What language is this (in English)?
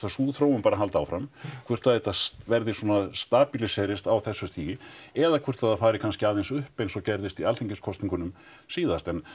Icelandic